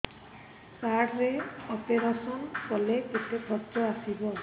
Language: Odia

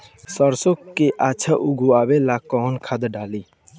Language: Bhojpuri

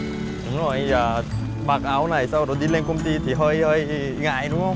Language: Vietnamese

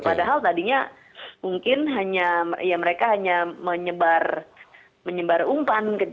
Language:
Indonesian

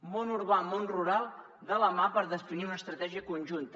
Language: Catalan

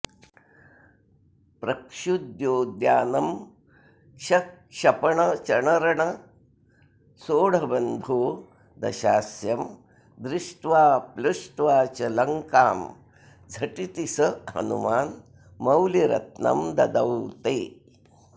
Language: Sanskrit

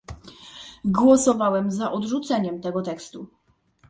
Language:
Polish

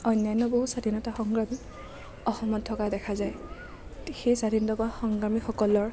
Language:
Assamese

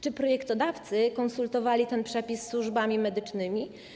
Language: Polish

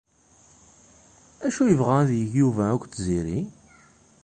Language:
Kabyle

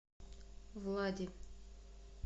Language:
Russian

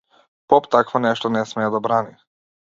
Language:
Macedonian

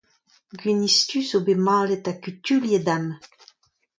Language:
Breton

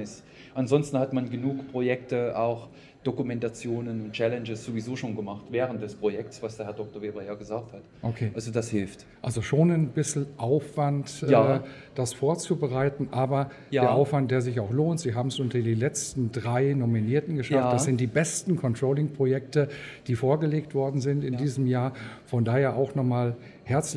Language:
German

